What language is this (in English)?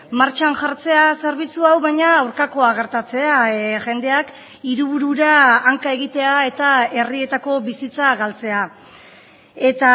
Basque